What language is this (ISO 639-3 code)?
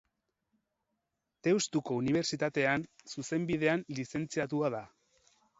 eus